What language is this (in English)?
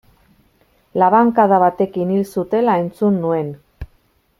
Basque